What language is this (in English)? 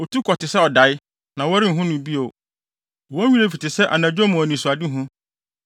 Akan